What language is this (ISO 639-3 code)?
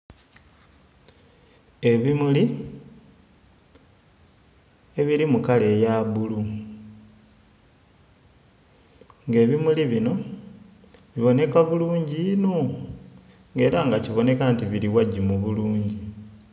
xog